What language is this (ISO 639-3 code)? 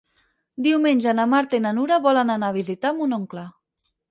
cat